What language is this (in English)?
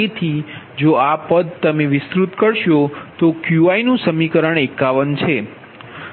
Gujarati